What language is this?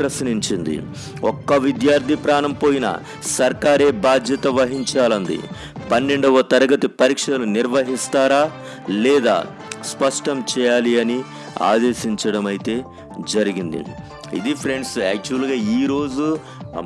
Telugu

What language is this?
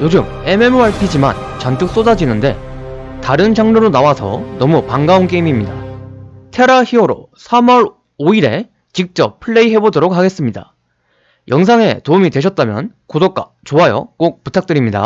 Korean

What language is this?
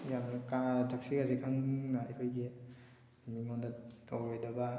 Manipuri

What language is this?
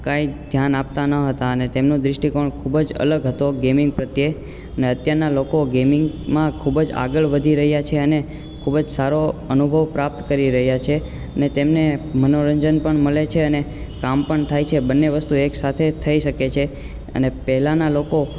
Gujarati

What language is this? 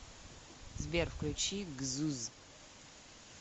Russian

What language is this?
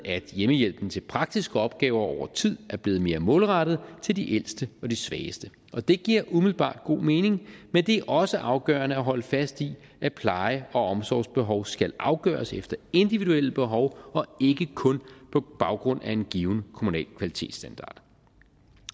Danish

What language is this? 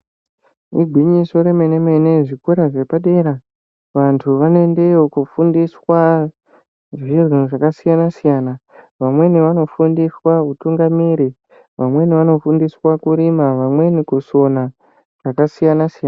Ndau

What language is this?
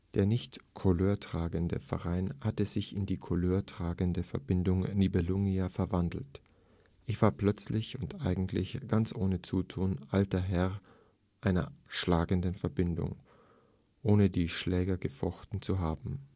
German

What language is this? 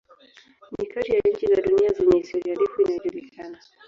Swahili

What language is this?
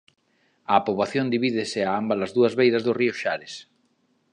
Galician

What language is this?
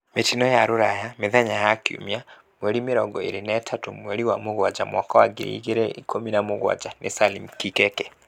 Kikuyu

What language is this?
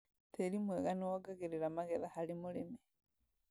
Kikuyu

